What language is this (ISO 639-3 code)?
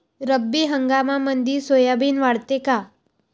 mar